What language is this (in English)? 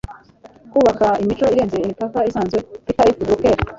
Kinyarwanda